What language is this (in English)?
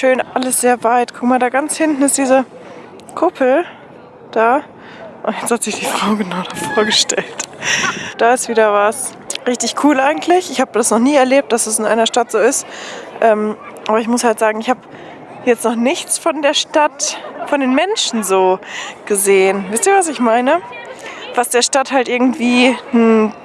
German